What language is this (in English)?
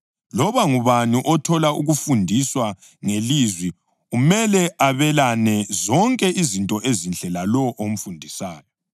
North Ndebele